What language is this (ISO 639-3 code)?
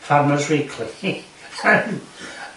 cym